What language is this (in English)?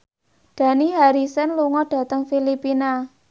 Javanese